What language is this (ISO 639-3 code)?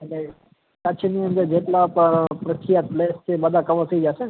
guj